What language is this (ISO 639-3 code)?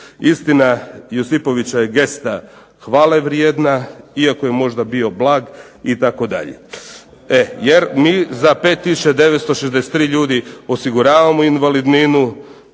hrv